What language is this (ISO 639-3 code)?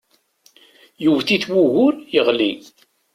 kab